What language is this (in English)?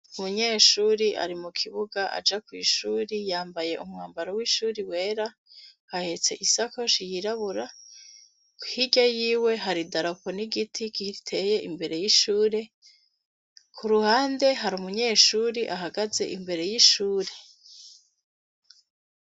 Rundi